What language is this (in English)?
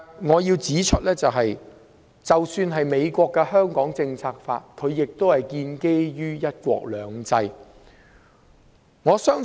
Cantonese